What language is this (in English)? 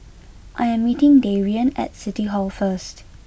English